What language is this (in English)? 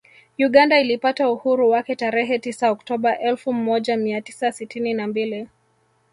Swahili